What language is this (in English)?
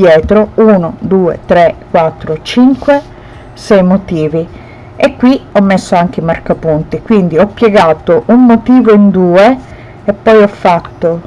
Italian